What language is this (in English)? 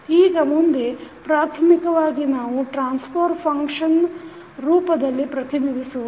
Kannada